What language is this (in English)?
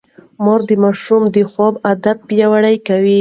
Pashto